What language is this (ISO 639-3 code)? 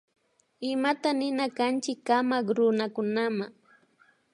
qvi